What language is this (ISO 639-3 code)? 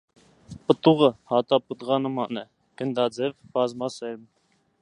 hye